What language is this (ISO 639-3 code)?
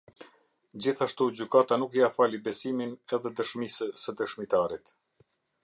sqi